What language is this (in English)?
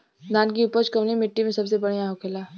Bhojpuri